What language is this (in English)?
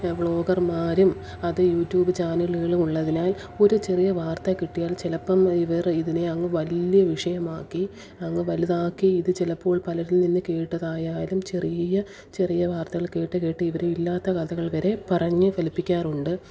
Malayalam